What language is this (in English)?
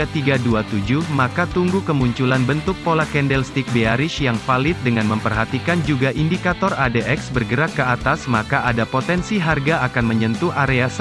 Indonesian